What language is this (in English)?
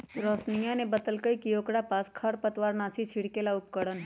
Magahi